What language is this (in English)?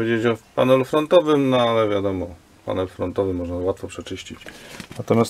Polish